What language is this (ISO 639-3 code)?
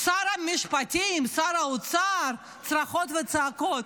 heb